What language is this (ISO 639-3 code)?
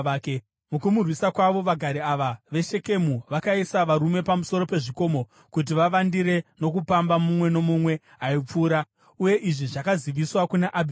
sna